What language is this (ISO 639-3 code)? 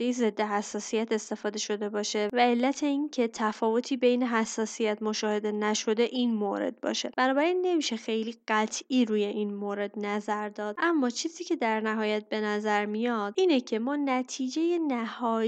fas